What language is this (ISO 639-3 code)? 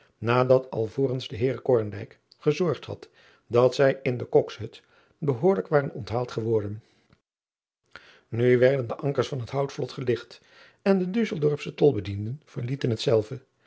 nld